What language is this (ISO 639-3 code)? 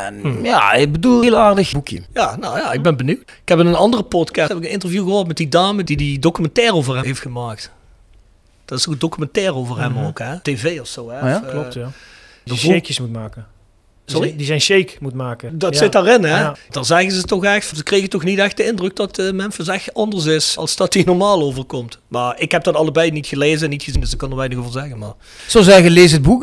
nld